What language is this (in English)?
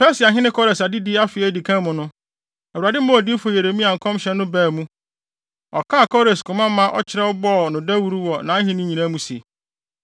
Akan